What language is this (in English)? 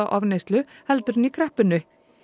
Icelandic